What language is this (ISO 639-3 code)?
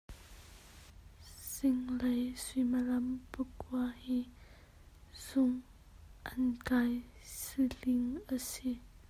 cnh